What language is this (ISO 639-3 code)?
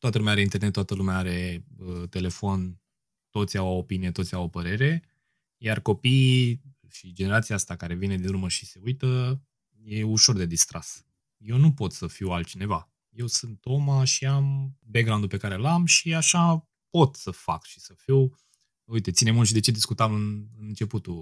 ron